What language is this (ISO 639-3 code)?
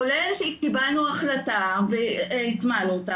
heb